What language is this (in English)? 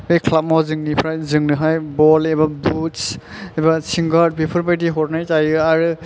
Bodo